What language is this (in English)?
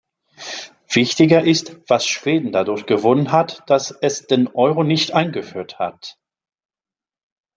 German